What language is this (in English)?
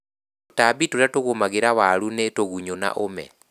Kikuyu